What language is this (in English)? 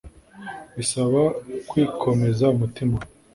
Kinyarwanda